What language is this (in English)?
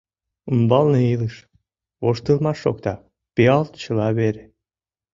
Mari